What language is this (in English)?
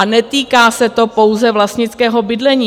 Czech